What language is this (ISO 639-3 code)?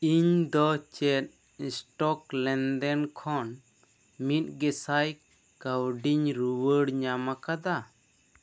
sat